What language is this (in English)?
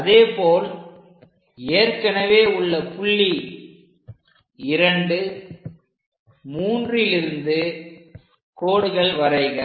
Tamil